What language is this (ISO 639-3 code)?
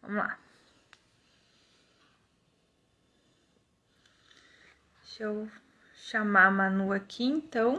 por